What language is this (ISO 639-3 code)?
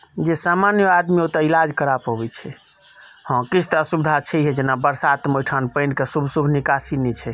mai